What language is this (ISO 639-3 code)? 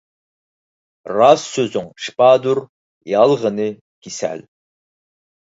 uig